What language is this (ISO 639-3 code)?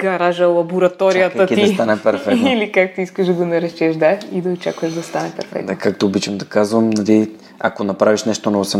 bul